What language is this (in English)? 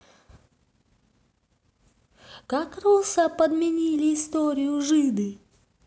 Russian